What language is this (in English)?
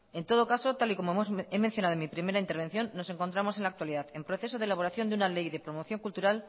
Spanish